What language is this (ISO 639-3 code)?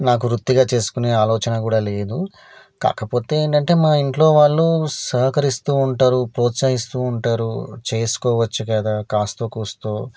tel